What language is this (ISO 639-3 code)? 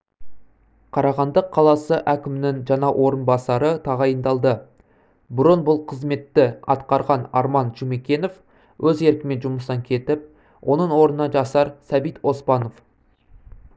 kaz